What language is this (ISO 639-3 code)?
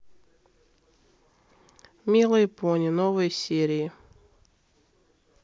rus